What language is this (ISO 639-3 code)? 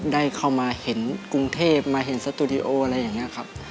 tha